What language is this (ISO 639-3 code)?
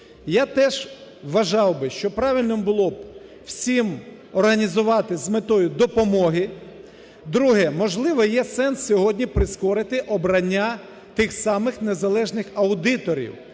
ukr